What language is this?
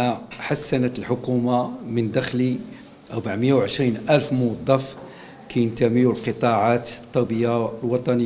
Arabic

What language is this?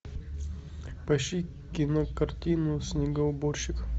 Russian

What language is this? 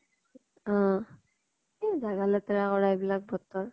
Assamese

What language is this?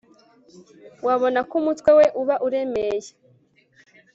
Kinyarwanda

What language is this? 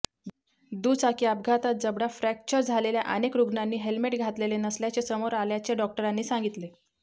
Marathi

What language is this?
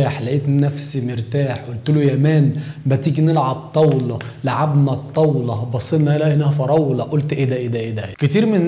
Arabic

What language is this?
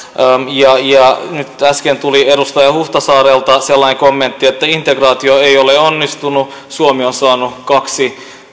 Finnish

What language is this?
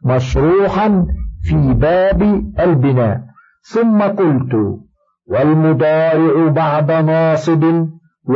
Arabic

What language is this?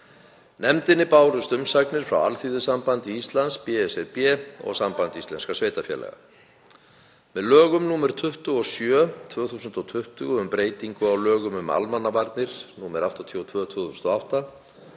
Icelandic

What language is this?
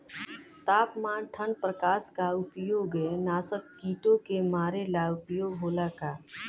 Bhojpuri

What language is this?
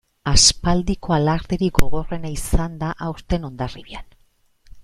Basque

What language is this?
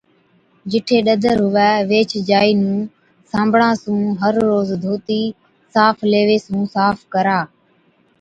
Od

